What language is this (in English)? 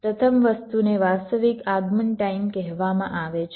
Gujarati